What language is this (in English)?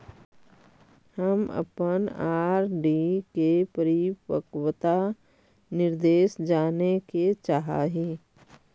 Magahi